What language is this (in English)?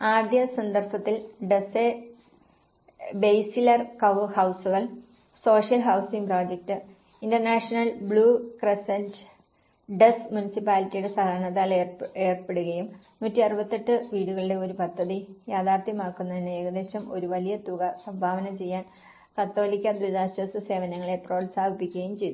Malayalam